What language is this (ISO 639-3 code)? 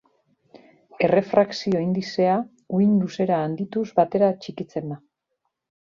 eus